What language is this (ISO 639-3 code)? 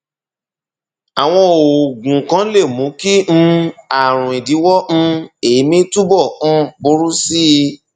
yor